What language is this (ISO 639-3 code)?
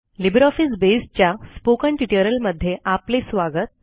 mar